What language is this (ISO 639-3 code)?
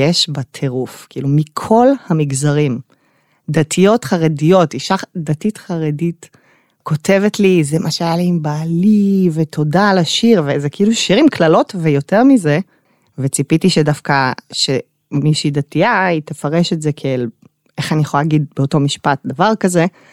heb